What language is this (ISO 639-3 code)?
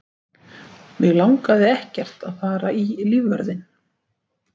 isl